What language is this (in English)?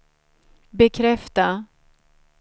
Swedish